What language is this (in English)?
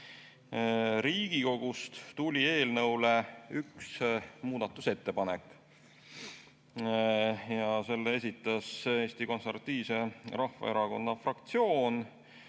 Estonian